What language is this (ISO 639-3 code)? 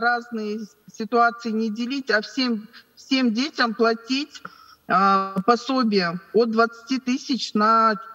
rus